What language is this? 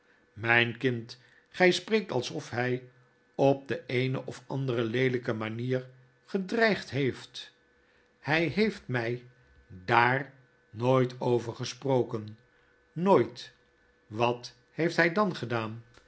Dutch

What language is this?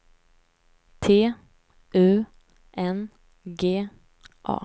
Swedish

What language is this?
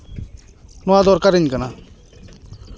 Santali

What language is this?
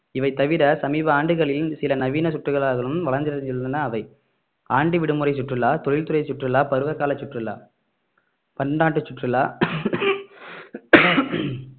Tamil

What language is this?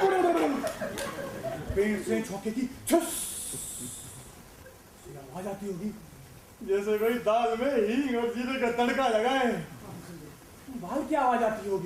Hindi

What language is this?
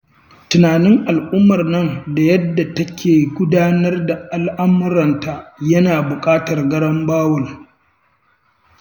Hausa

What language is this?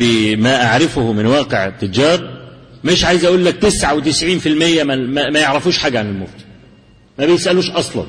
Arabic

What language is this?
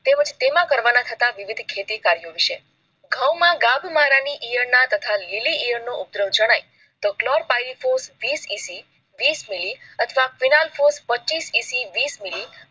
Gujarati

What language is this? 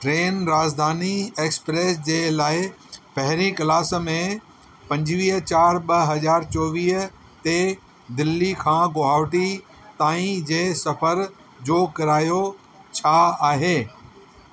Sindhi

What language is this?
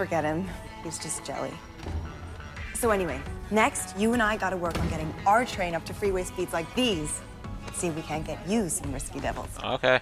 English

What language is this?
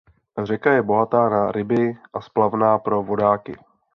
Czech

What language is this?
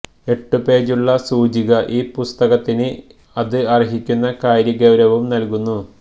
Malayalam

